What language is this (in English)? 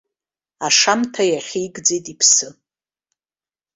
Abkhazian